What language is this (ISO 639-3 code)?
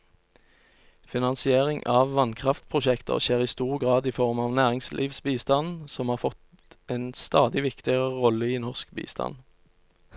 nor